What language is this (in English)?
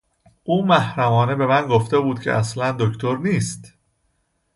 Persian